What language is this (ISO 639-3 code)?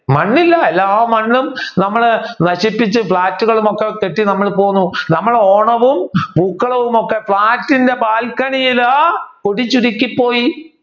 mal